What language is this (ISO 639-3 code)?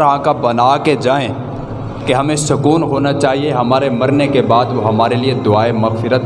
urd